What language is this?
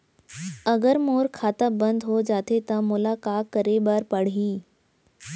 Chhattisgarhi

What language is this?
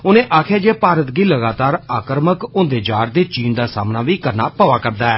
Dogri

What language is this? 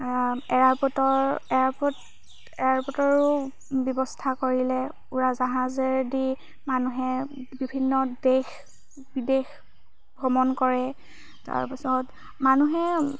Assamese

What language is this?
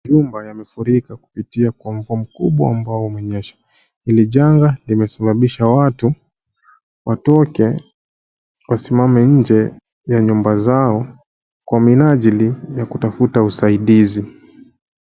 Swahili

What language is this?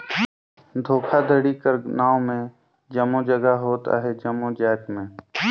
Chhattisgarhi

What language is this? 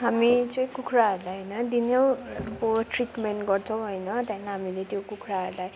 Nepali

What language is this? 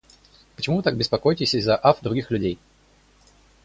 Russian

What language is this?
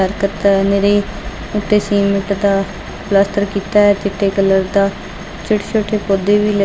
Punjabi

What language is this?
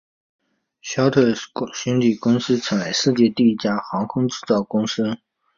Chinese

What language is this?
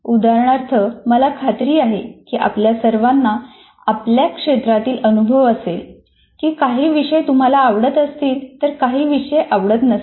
Marathi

